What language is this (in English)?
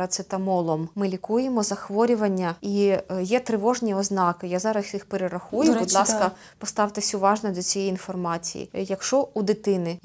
Ukrainian